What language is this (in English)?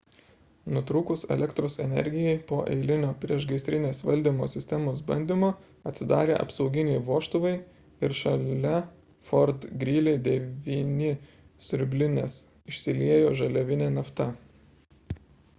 Lithuanian